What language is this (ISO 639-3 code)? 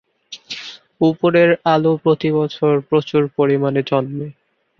ben